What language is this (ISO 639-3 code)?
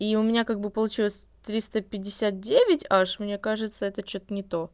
rus